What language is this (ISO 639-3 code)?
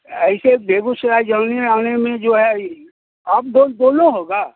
hin